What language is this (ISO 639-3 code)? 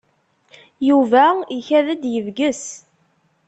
kab